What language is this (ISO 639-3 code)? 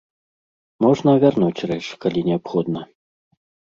bel